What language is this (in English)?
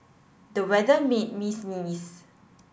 English